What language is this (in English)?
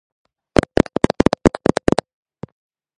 Georgian